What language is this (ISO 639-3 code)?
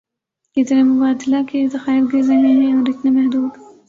urd